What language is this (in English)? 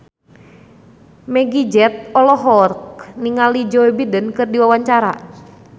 Sundanese